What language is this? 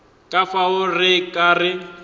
Northern Sotho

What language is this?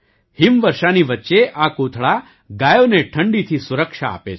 Gujarati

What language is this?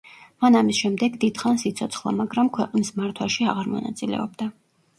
Georgian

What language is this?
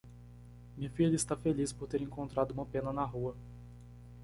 Portuguese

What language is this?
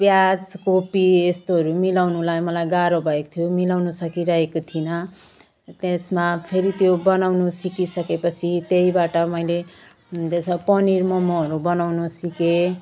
Nepali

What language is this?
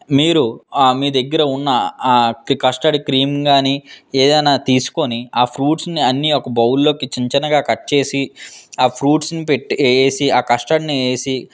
Telugu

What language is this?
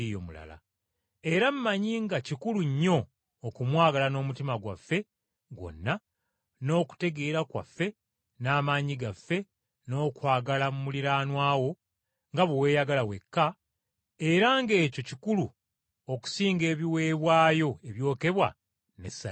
Ganda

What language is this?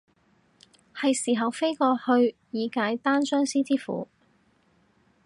Cantonese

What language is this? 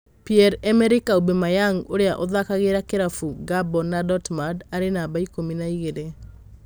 Kikuyu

